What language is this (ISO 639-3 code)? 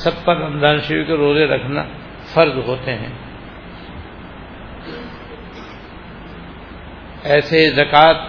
urd